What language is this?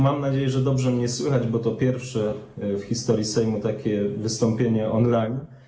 Polish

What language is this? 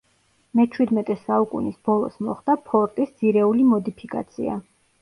Georgian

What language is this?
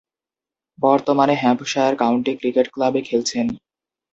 Bangla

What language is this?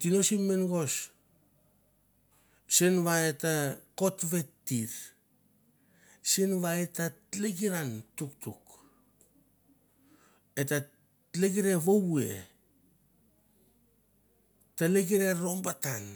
Mandara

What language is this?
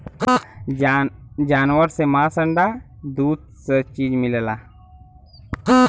Bhojpuri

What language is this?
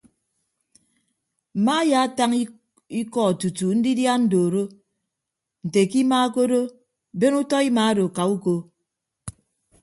Ibibio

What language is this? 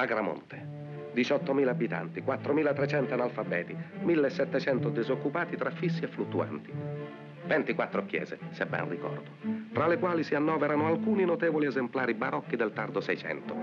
Italian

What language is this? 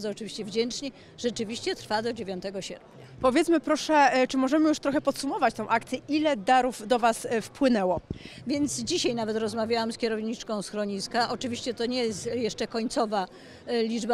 Polish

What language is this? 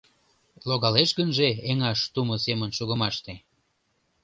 Mari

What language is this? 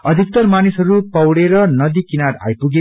Nepali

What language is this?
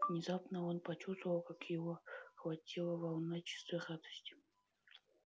Russian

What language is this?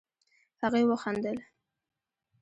Pashto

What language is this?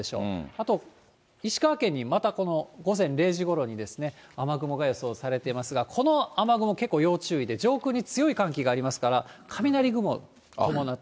Japanese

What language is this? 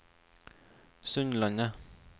Norwegian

